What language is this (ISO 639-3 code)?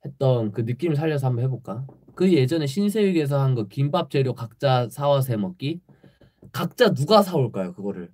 kor